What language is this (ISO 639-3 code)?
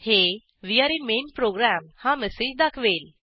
mar